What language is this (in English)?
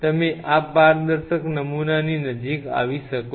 Gujarati